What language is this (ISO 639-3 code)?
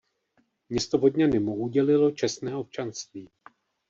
ces